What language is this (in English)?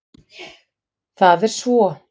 Icelandic